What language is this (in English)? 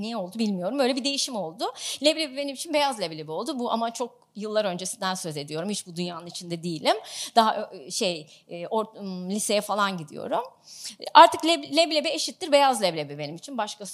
Turkish